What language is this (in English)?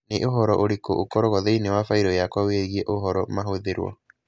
Kikuyu